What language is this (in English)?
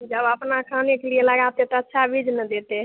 Hindi